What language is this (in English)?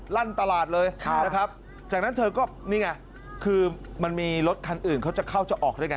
Thai